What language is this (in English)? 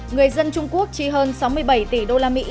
Vietnamese